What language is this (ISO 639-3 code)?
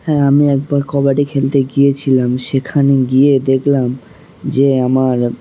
ben